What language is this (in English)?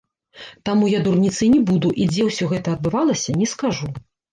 Belarusian